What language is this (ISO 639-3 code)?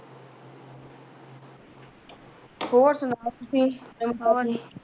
pan